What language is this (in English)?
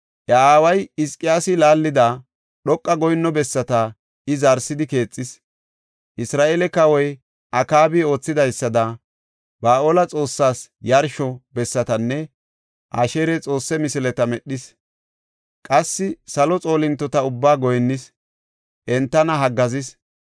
Gofa